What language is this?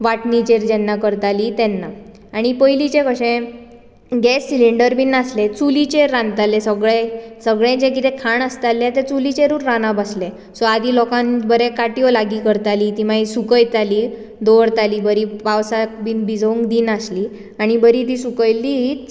Konkani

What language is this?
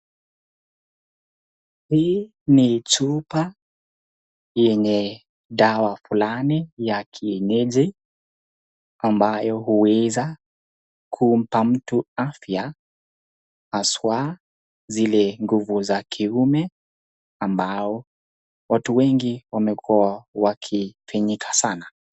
Swahili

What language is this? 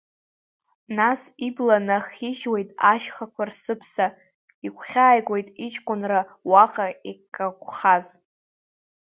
Abkhazian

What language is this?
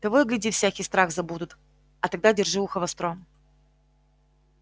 Russian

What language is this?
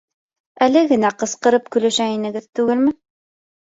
Bashkir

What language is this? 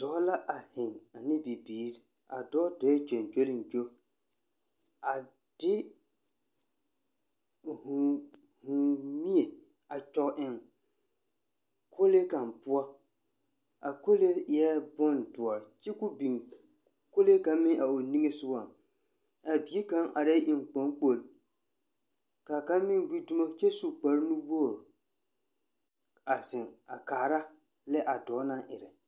Southern Dagaare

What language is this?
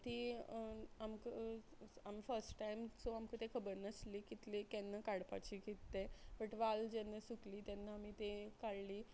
Konkani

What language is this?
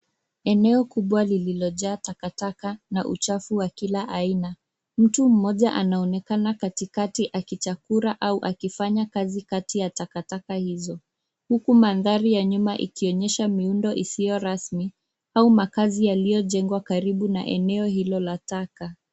Swahili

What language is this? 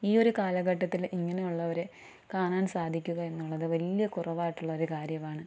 Malayalam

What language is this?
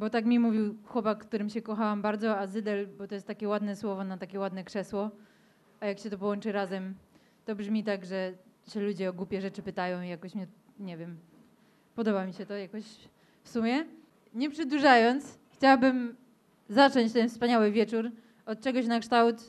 Polish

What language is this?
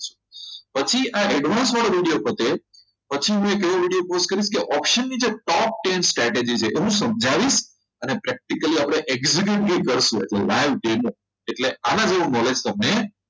Gujarati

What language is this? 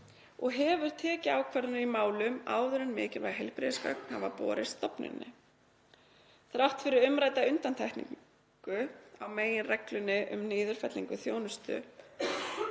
Icelandic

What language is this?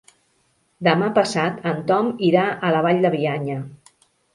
Catalan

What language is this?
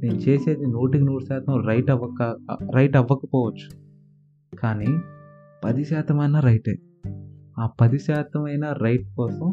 Telugu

